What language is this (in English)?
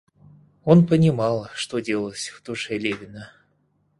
Russian